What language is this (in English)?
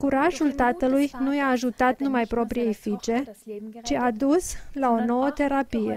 Romanian